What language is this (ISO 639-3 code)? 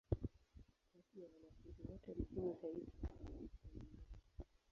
swa